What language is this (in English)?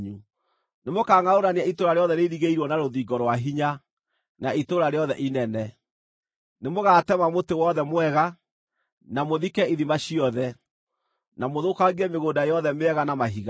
Kikuyu